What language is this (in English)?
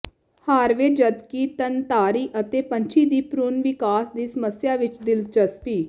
Punjabi